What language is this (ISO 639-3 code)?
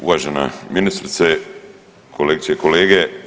hrv